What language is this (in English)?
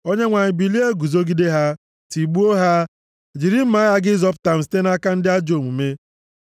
Igbo